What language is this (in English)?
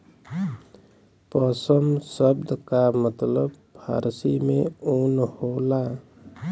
Bhojpuri